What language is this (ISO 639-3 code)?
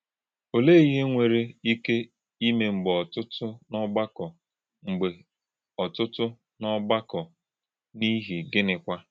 ibo